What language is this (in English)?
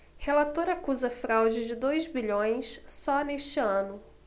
Portuguese